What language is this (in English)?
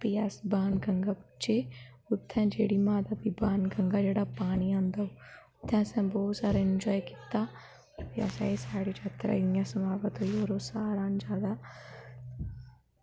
Dogri